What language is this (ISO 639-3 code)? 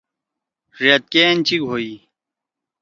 trw